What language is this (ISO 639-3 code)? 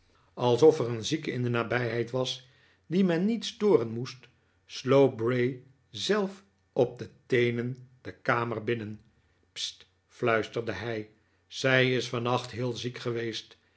nld